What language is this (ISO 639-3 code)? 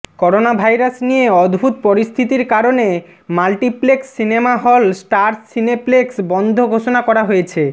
ben